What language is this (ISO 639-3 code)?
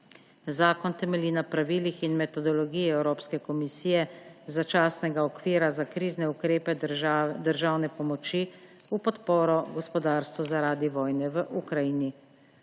slv